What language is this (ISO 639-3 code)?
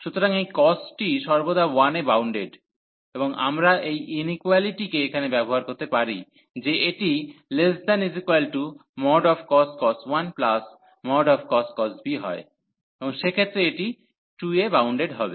ben